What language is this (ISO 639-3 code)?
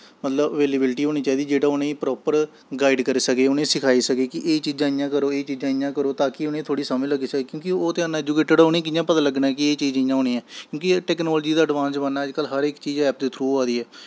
doi